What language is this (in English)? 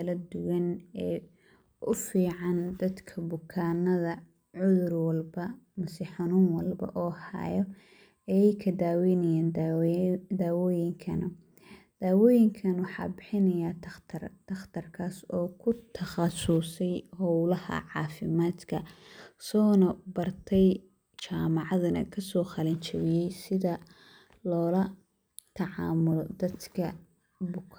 Somali